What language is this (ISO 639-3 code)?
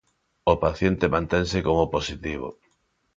glg